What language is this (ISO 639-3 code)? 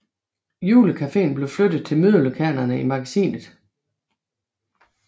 dan